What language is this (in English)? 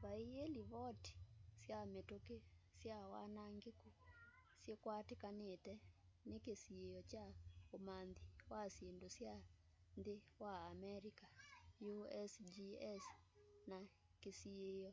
Kamba